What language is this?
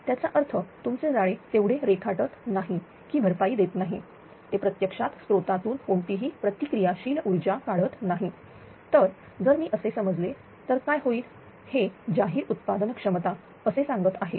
Marathi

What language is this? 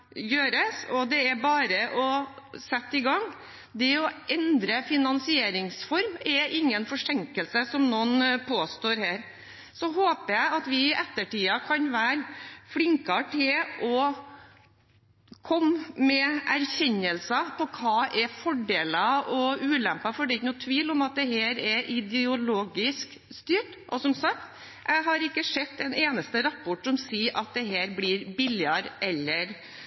Norwegian Bokmål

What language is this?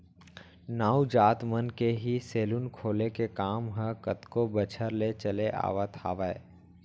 Chhattisgarhi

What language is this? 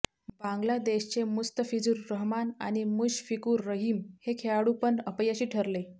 Marathi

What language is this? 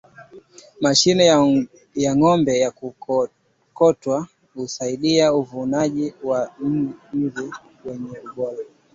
Swahili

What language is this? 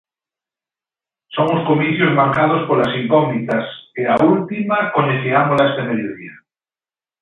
Galician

